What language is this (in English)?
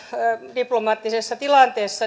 Finnish